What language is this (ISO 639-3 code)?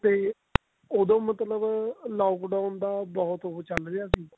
pan